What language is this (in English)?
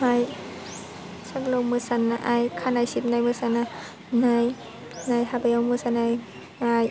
Bodo